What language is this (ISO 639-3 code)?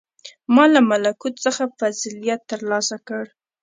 pus